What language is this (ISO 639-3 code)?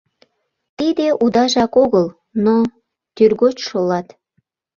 chm